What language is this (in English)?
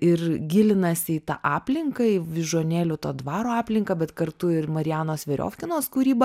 Lithuanian